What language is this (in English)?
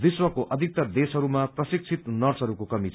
Nepali